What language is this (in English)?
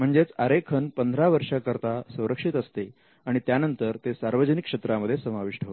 Marathi